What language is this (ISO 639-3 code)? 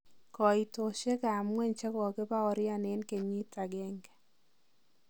kln